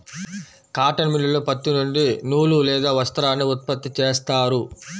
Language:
Telugu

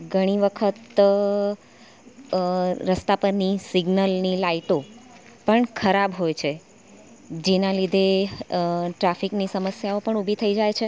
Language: Gujarati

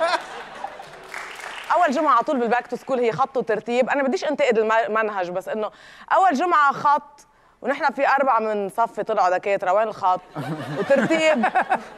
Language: Arabic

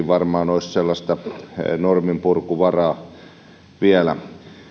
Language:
Finnish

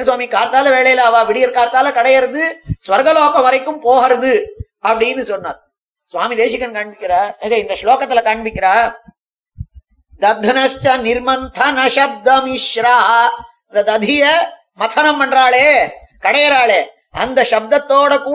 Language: Tamil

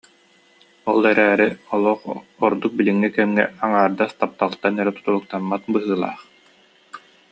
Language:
Yakut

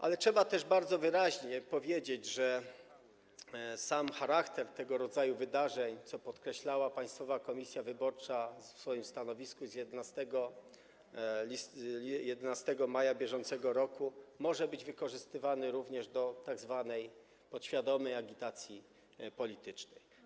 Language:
Polish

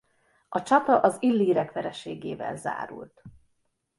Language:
Hungarian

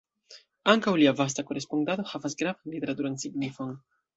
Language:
Esperanto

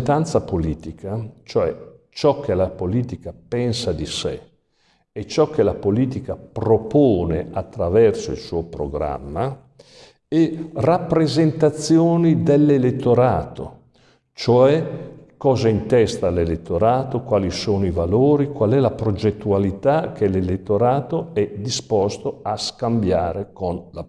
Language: Italian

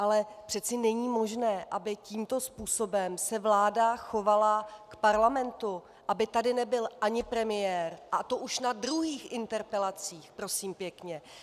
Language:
Czech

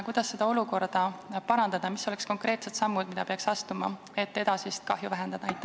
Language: Estonian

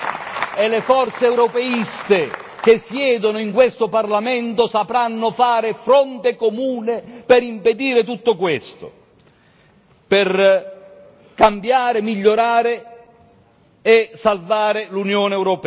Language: Italian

